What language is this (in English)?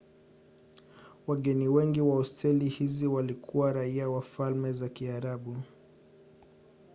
Swahili